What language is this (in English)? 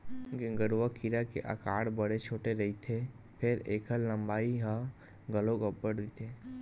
Chhattisgarhi